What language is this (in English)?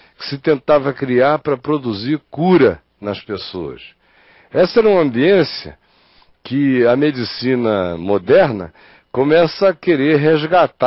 Portuguese